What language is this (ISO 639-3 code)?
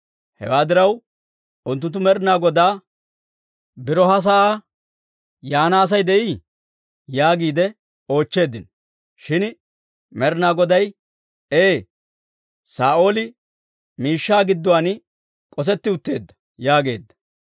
dwr